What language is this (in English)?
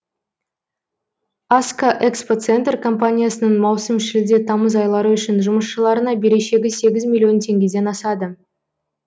Kazakh